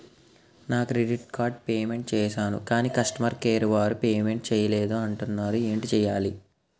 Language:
Telugu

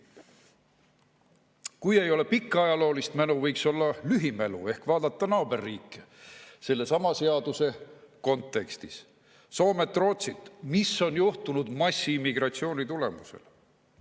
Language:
Estonian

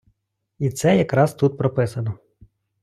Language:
Ukrainian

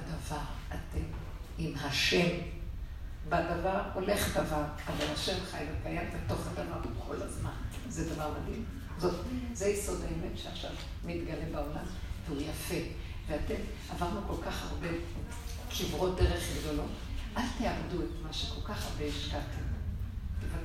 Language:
Hebrew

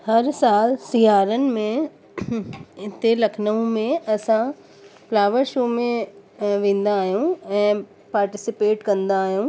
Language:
Sindhi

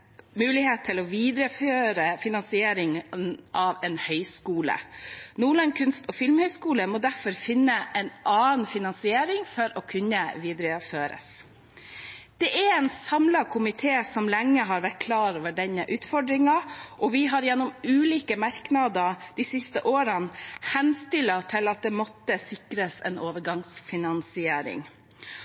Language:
Norwegian Bokmål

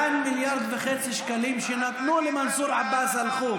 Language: Hebrew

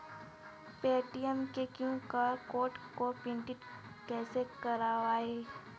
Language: Hindi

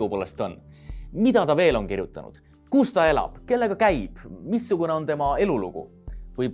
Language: Estonian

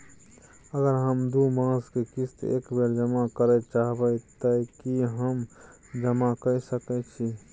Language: Maithili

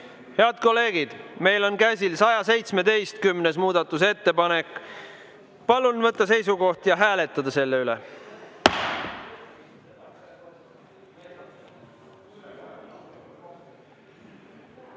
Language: Estonian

